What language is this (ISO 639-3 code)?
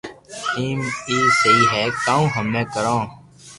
lrk